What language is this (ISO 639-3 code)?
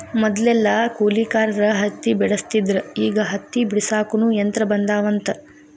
kan